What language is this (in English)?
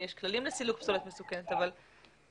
Hebrew